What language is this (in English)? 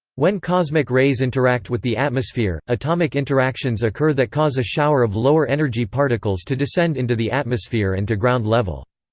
English